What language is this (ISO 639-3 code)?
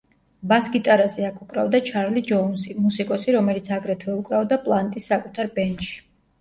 kat